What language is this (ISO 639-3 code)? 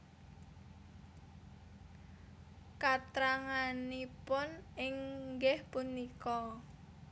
jav